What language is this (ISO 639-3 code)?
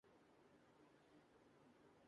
urd